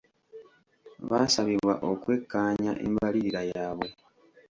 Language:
Ganda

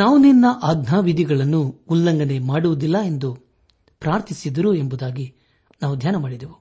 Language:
Kannada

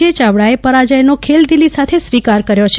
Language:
Gujarati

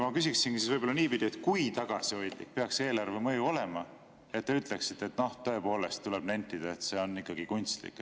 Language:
Estonian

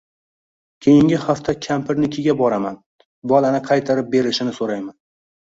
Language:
Uzbek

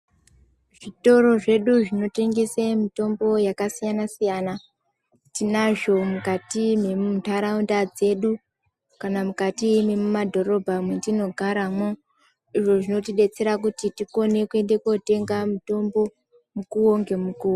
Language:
Ndau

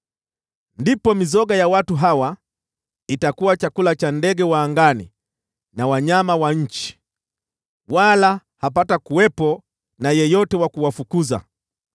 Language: Swahili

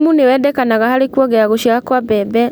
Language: Kikuyu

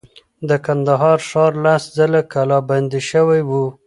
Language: Pashto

